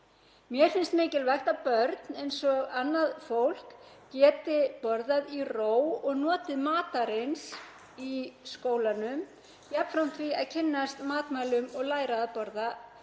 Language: Icelandic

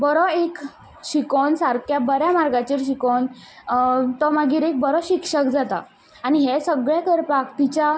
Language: Konkani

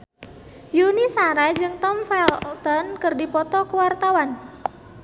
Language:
Sundanese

